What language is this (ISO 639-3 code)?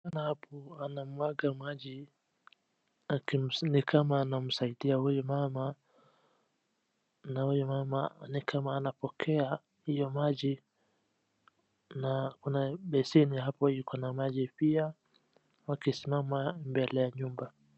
swa